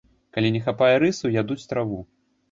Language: Belarusian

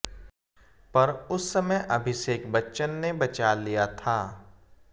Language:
Hindi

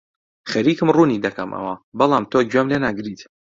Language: Central Kurdish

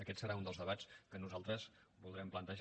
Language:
Catalan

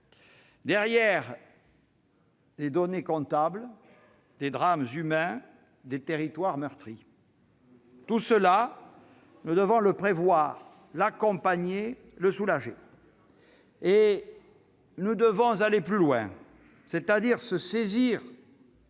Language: French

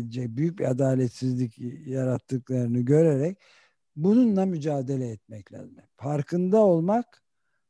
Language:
Turkish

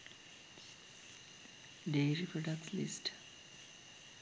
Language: Sinhala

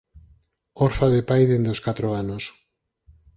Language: Galician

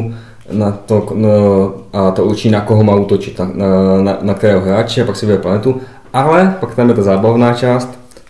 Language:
Czech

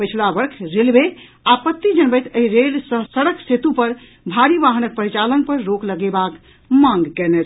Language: Maithili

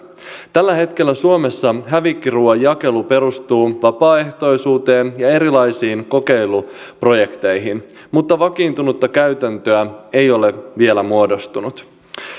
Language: Finnish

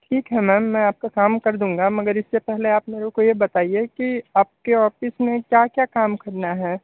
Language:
Hindi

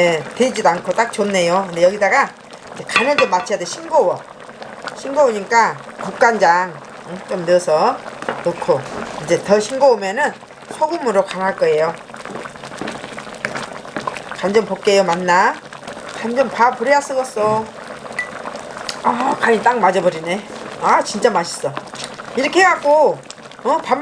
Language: Korean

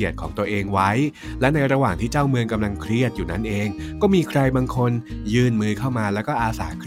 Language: Thai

